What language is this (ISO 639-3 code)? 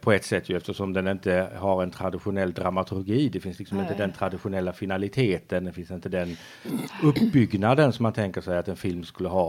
swe